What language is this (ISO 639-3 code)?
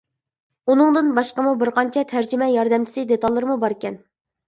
uig